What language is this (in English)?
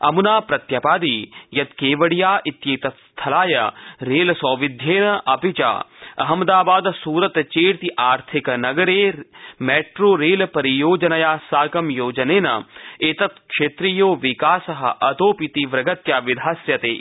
Sanskrit